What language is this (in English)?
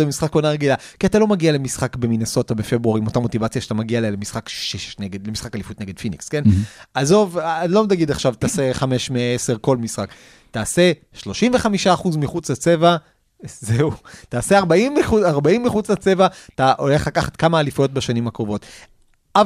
Hebrew